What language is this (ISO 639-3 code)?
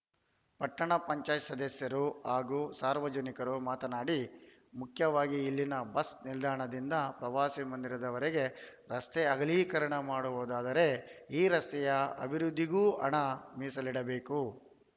kan